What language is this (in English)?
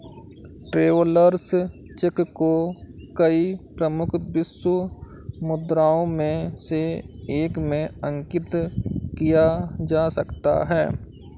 Hindi